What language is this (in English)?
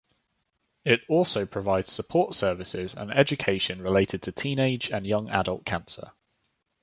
English